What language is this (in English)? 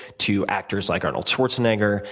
English